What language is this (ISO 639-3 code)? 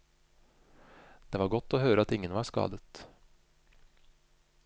nor